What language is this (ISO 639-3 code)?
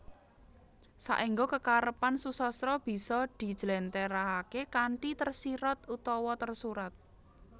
jav